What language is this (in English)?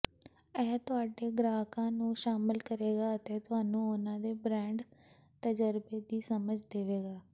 Punjabi